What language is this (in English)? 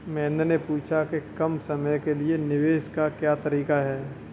Hindi